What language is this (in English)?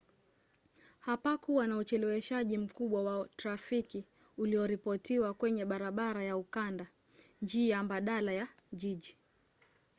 Swahili